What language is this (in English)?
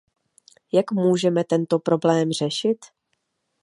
Czech